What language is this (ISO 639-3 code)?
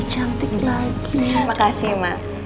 ind